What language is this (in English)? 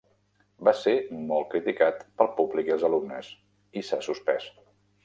Catalan